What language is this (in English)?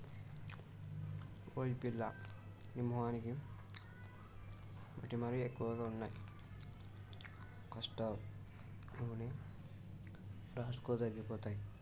Telugu